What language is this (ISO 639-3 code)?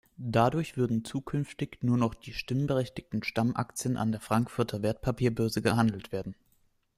deu